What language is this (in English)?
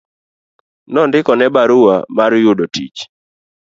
Luo (Kenya and Tanzania)